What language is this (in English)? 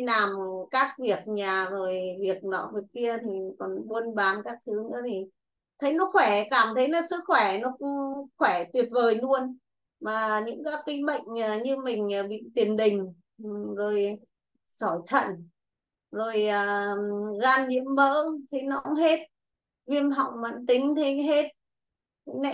Vietnamese